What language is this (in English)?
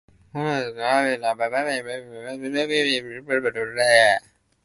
Japanese